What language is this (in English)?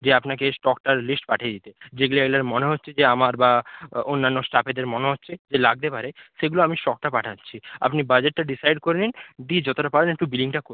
Bangla